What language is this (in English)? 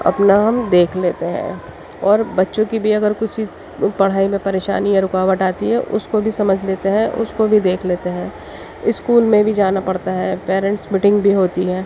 Urdu